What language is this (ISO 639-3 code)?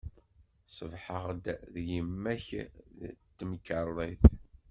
kab